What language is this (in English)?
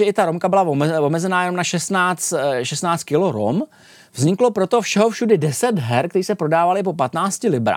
Czech